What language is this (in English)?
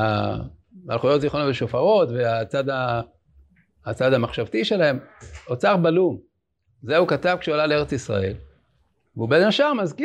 Hebrew